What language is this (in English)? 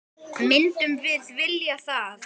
Icelandic